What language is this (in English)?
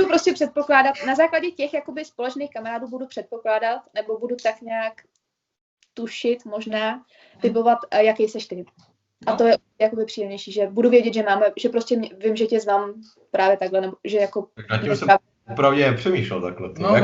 Czech